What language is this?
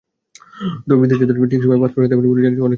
Bangla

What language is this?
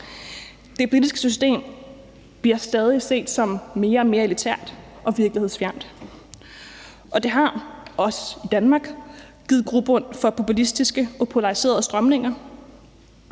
Danish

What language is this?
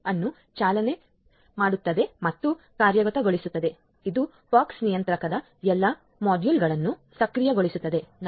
Kannada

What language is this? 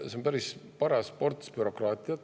Estonian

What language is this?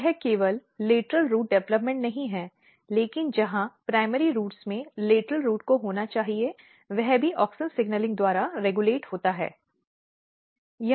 Hindi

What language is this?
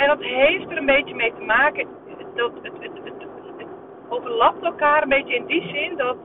Dutch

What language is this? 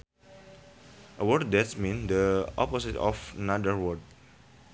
Sundanese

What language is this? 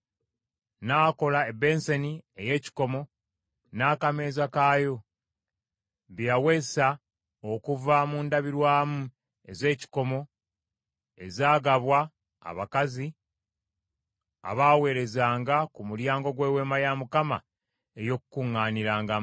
Ganda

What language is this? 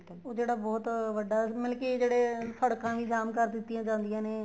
Punjabi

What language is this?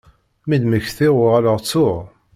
Kabyle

